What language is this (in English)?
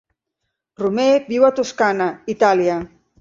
Catalan